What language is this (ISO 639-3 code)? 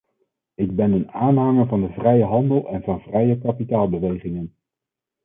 nld